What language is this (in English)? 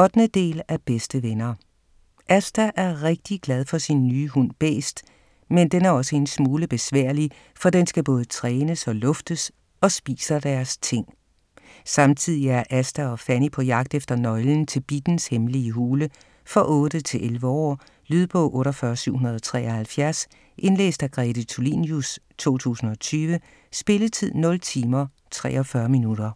Danish